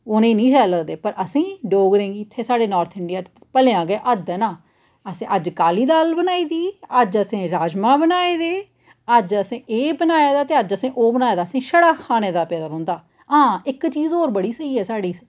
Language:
Dogri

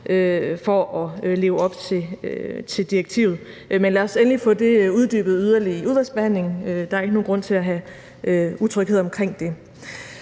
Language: Danish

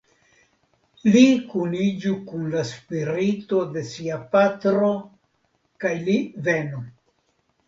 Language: Esperanto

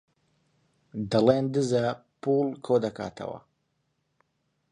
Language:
Central Kurdish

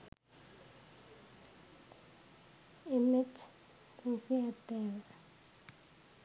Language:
Sinhala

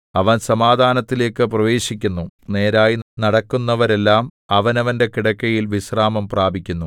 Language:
Malayalam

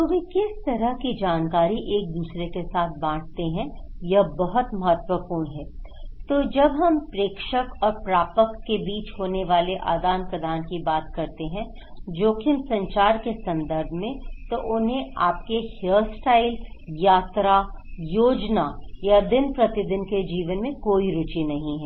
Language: Hindi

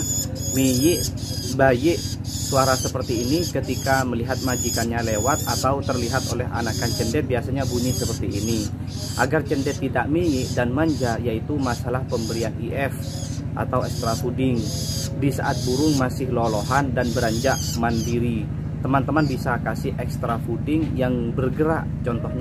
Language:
Indonesian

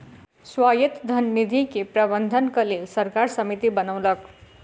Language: Maithili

